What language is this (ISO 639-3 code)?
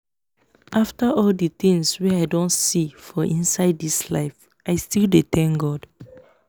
pcm